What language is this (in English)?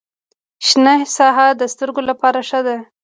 Pashto